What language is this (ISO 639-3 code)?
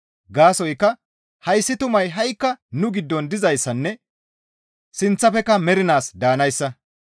gmv